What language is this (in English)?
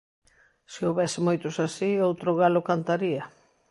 Galician